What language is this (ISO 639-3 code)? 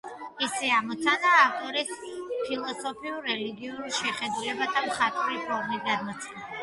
kat